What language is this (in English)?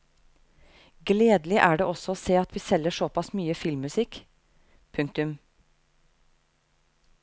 Norwegian